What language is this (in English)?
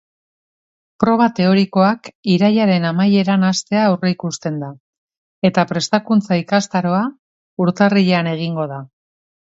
Basque